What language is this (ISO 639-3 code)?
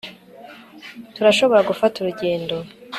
kin